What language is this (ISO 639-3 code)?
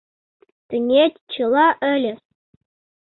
chm